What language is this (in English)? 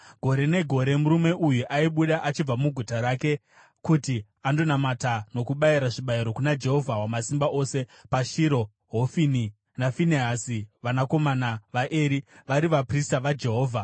Shona